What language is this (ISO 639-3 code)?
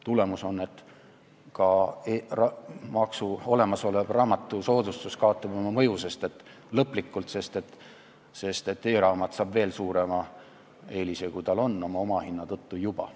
est